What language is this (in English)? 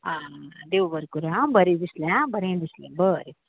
Konkani